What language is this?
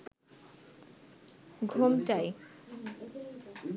Bangla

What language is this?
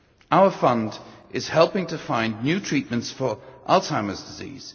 English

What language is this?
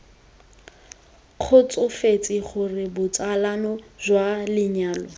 Tswana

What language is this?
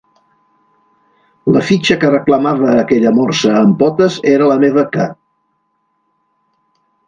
Catalan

